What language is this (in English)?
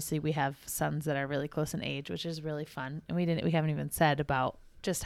English